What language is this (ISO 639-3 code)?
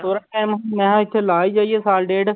pan